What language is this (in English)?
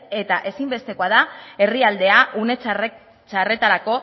Basque